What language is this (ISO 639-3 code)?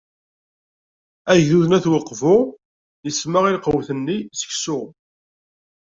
kab